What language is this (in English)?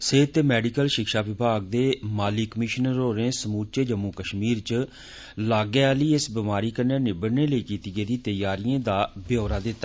Dogri